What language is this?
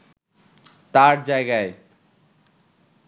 Bangla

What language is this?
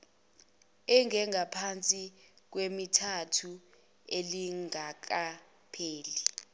Zulu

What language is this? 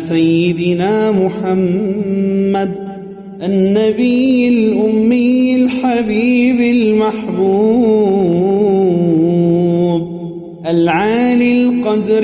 Arabic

